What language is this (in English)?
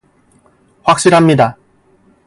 Korean